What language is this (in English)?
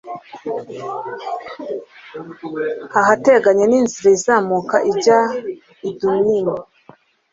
Kinyarwanda